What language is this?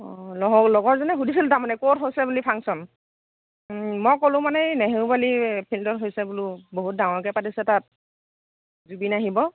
Assamese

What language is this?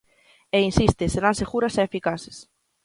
Galician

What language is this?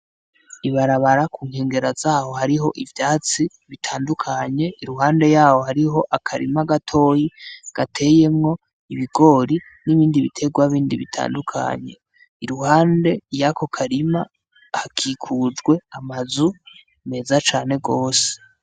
Rundi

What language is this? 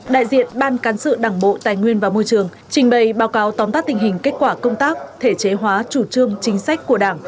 Vietnamese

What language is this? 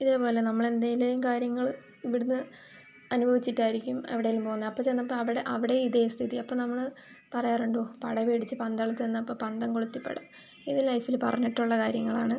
Malayalam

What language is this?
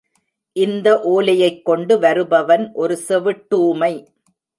Tamil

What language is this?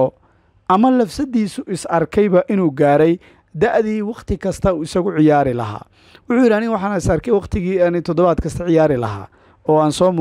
Arabic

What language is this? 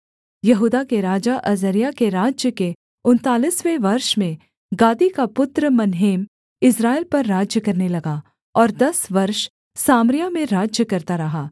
Hindi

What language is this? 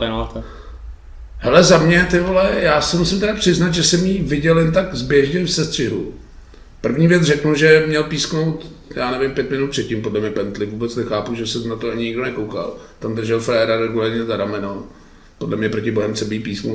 Czech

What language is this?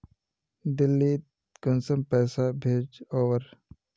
Magahi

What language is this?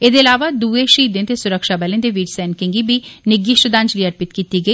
Dogri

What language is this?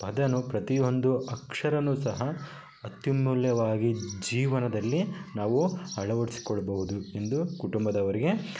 Kannada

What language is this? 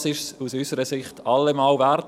Swiss German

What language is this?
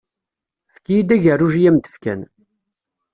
Kabyle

